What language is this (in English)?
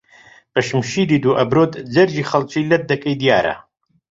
Central Kurdish